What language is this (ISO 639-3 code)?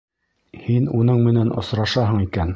bak